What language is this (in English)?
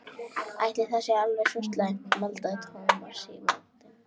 Icelandic